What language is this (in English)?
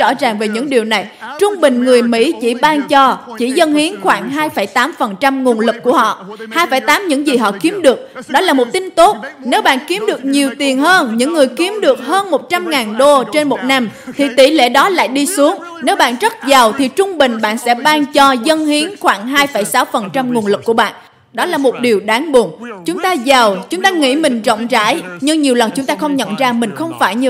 Vietnamese